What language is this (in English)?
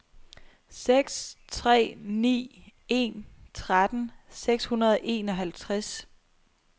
Danish